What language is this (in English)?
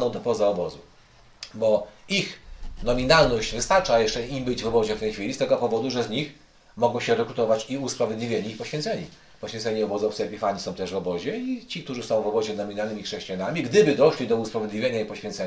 Polish